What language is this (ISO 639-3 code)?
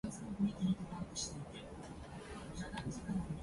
jpn